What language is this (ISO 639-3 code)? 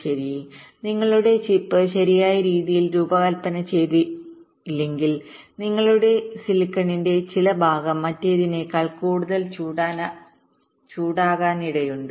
mal